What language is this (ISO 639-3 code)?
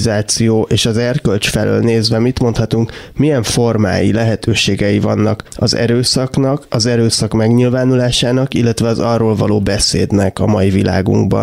hun